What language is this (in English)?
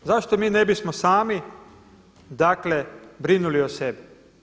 Croatian